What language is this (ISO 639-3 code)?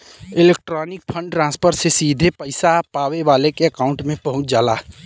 bho